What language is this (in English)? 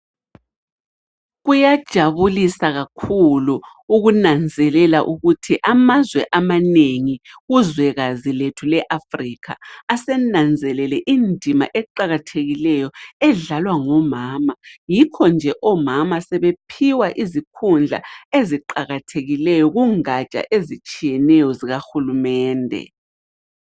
North Ndebele